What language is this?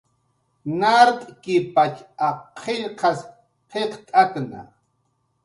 Jaqaru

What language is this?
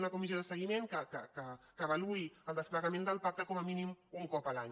Catalan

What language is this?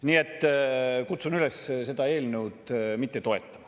Estonian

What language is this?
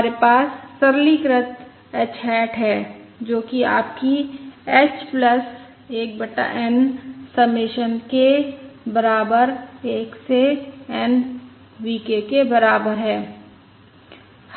Hindi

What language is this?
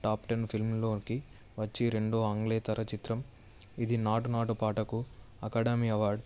Telugu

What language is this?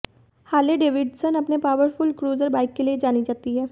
Hindi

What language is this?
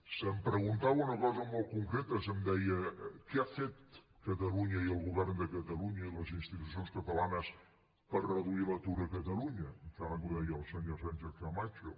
Catalan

